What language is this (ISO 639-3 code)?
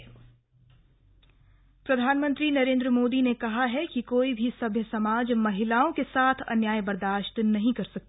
hin